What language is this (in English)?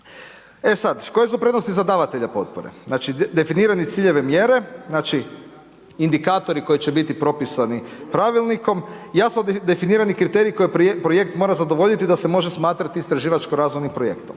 Croatian